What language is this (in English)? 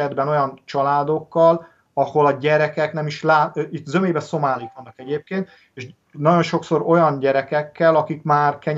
Hungarian